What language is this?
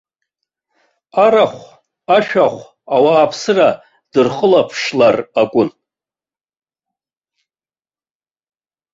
Abkhazian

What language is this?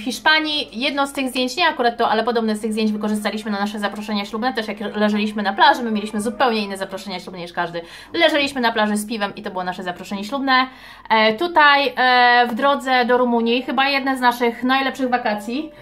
Polish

